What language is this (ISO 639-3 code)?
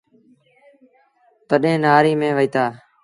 sbn